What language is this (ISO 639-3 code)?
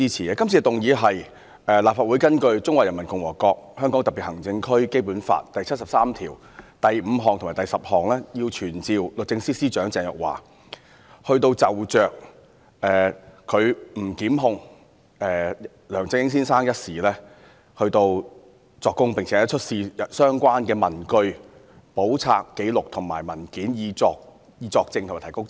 yue